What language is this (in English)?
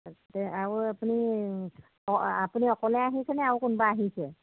Assamese